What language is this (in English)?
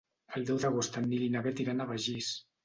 Catalan